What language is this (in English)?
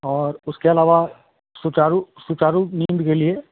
Hindi